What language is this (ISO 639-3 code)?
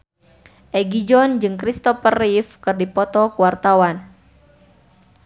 sun